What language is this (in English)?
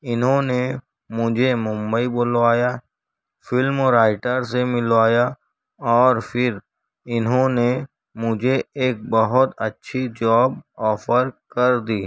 Urdu